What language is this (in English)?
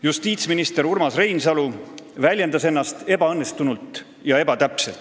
Estonian